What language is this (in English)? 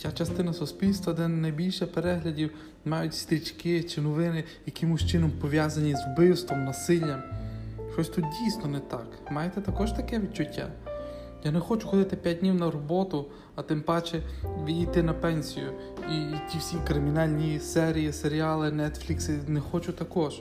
Ukrainian